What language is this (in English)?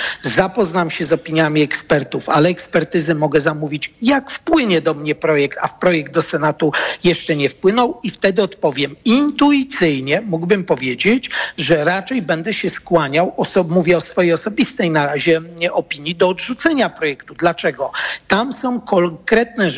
Polish